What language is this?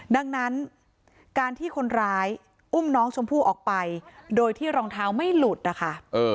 Thai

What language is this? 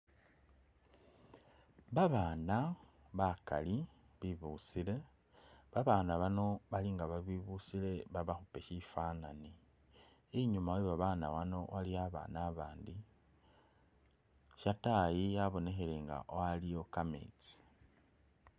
Masaaba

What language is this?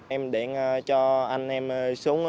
Vietnamese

